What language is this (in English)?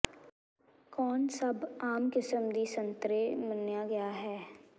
Punjabi